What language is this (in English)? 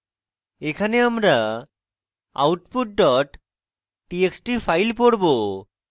Bangla